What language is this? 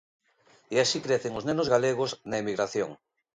Galician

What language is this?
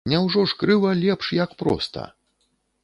Belarusian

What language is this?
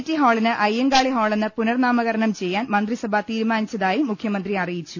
Malayalam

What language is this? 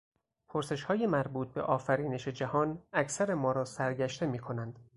Persian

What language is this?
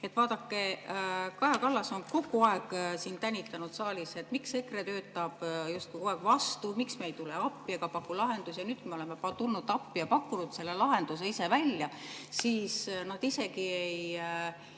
Estonian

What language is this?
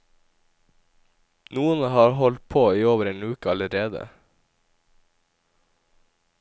Norwegian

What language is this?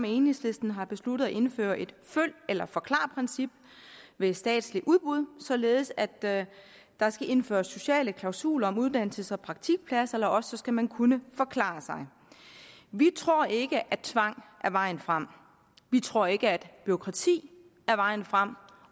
Danish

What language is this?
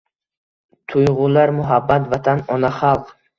Uzbek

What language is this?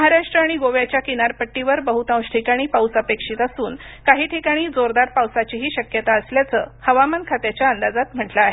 Marathi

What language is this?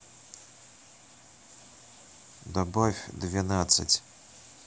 Russian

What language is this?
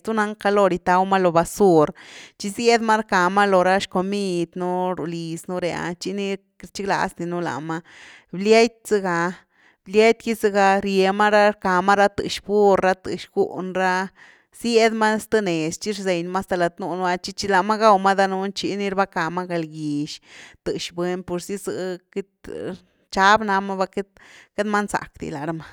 Güilá Zapotec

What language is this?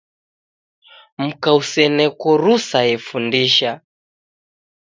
Taita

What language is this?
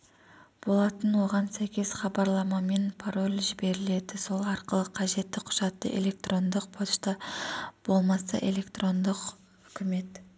Kazakh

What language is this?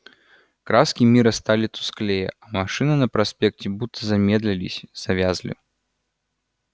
Russian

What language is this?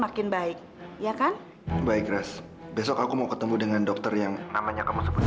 Indonesian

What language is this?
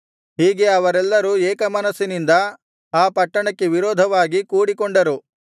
Kannada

